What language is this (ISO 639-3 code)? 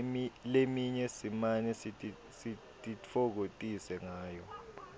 ssw